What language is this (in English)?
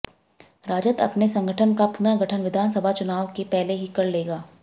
Hindi